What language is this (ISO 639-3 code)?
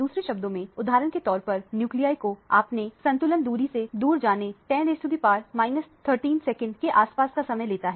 hin